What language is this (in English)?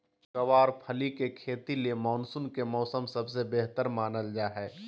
Magahi